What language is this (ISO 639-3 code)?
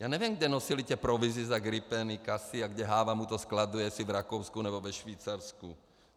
ces